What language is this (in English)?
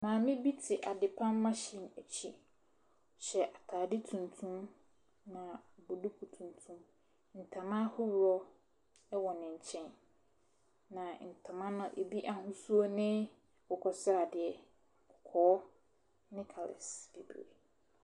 Akan